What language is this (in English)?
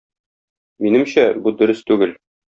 Tatar